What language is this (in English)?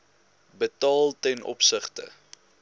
Afrikaans